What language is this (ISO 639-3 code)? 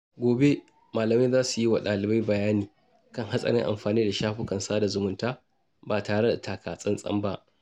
hau